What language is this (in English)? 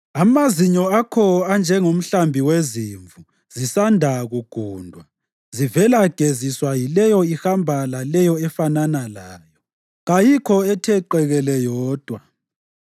North Ndebele